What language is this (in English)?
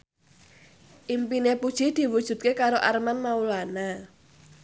Javanese